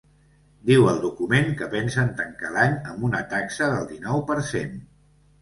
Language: Catalan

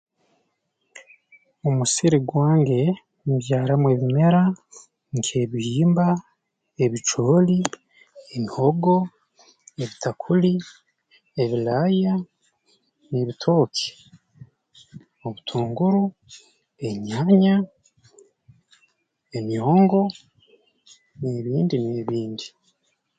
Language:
Tooro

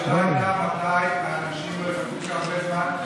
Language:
Hebrew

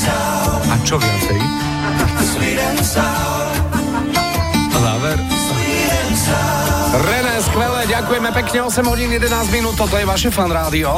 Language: Slovak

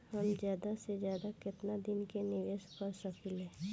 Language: Bhojpuri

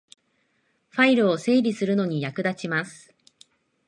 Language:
Japanese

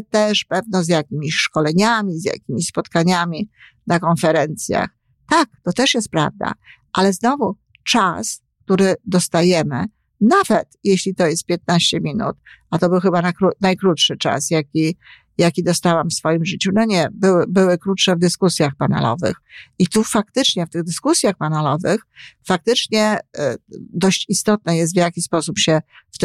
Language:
Polish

